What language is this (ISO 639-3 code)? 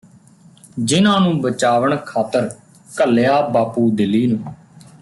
pan